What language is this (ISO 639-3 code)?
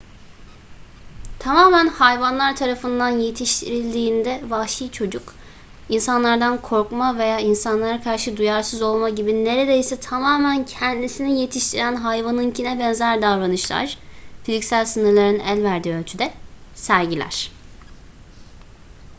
tur